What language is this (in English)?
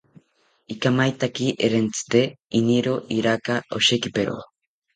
South Ucayali Ashéninka